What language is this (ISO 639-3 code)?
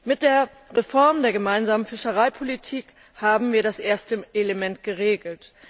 deu